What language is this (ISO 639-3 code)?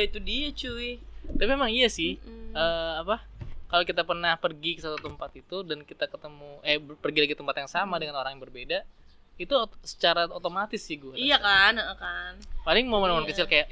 ind